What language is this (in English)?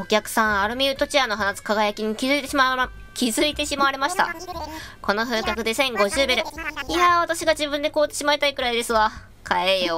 Japanese